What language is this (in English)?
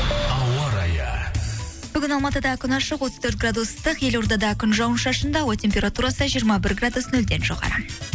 Kazakh